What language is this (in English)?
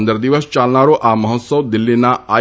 Gujarati